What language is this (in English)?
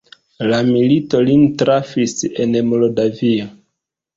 Esperanto